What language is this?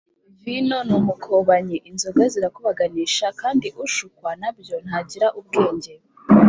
Kinyarwanda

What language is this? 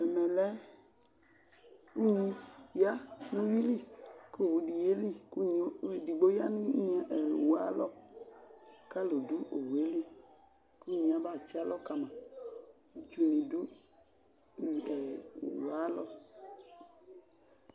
Ikposo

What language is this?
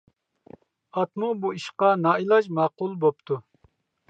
Uyghur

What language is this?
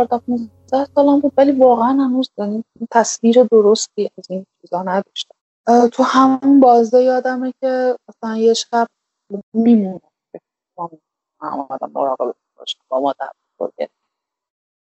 Persian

